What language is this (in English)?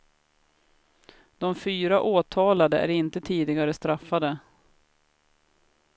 Swedish